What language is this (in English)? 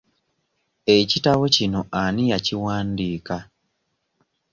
Ganda